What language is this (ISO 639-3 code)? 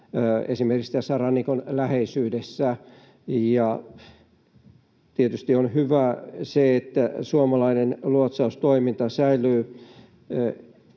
fin